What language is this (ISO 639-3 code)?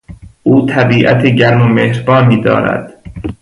fas